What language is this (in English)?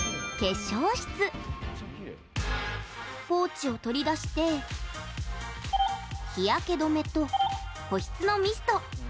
Japanese